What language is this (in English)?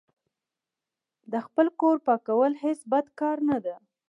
Pashto